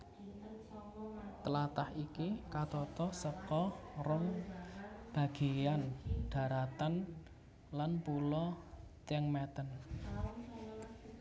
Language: Javanese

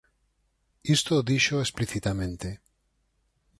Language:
Galician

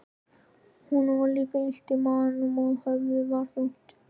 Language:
Icelandic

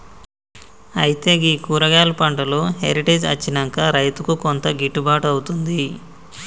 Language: Telugu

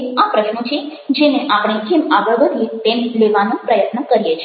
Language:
Gujarati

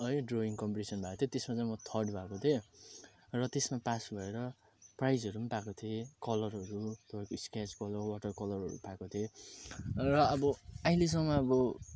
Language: Nepali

